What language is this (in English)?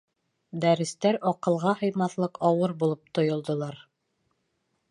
Bashkir